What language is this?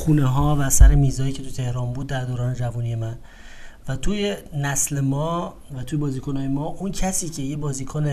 Persian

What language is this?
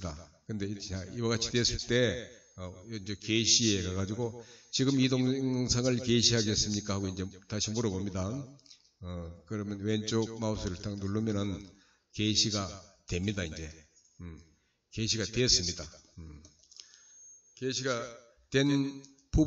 Korean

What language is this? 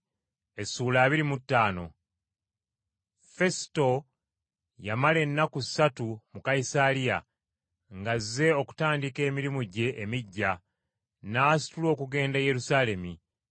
Ganda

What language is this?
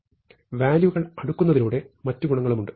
Malayalam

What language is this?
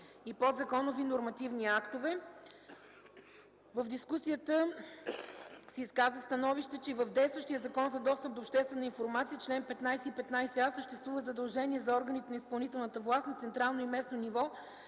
Bulgarian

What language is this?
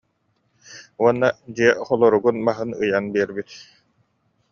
Yakut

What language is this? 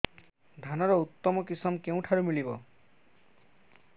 Odia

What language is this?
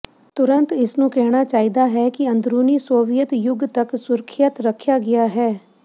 Punjabi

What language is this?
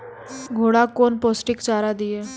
Maithili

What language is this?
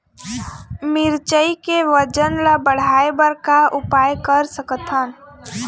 Chhattisgarhi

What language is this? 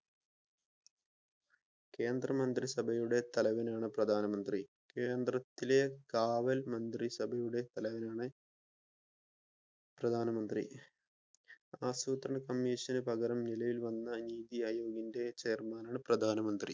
Malayalam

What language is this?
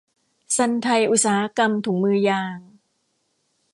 Thai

